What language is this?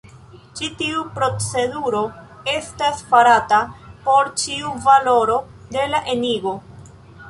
Esperanto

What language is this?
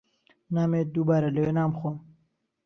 Central Kurdish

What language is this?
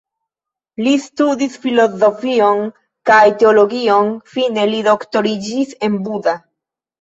Esperanto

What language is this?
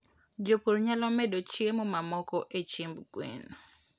Luo (Kenya and Tanzania)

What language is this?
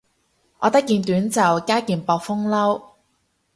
Cantonese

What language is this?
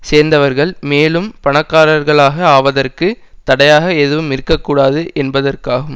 Tamil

